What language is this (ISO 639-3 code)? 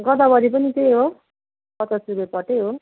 nep